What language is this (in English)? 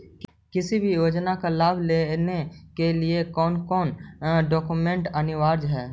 Magahi